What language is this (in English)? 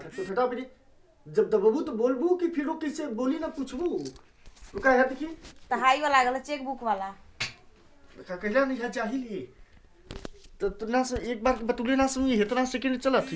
Bhojpuri